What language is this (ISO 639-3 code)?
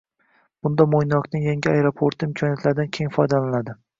uzb